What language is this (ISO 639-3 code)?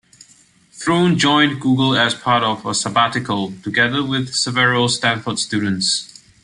eng